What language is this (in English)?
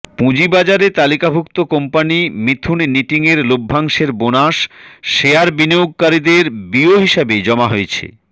Bangla